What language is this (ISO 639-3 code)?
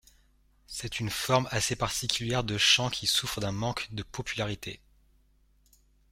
fra